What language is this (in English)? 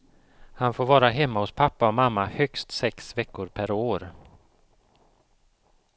Swedish